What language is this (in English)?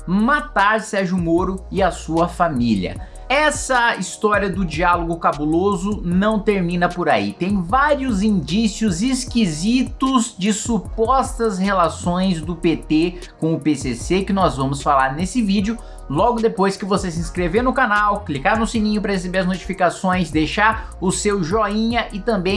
Portuguese